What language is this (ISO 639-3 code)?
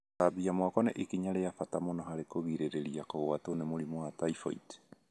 kik